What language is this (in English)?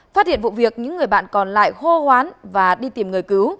Vietnamese